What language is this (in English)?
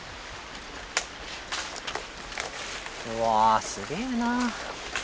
Japanese